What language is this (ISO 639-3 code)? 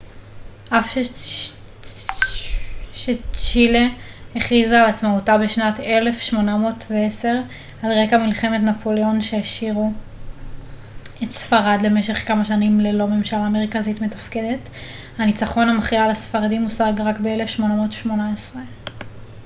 heb